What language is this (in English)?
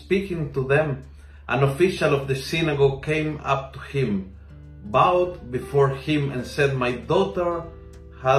Filipino